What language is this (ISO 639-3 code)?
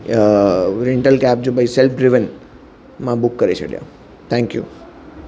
snd